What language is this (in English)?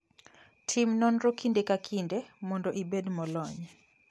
Luo (Kenya and Tanzania)